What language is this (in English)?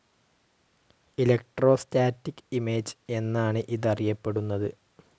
Malayalam